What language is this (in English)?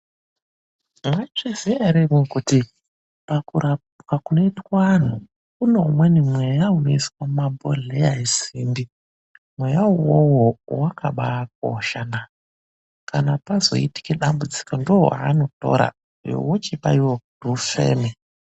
Ndau